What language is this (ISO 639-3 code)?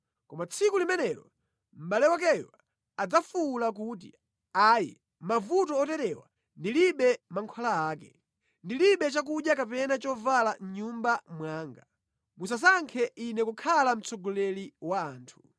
nya